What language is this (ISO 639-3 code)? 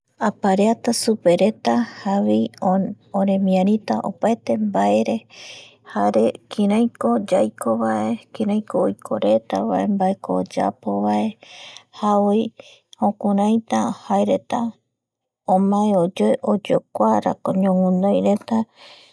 gui